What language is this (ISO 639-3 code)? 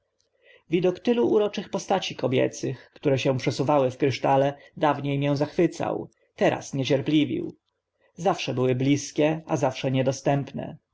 pol